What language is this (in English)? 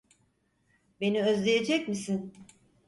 Turkish